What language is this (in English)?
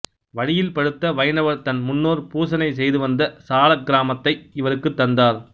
Tamil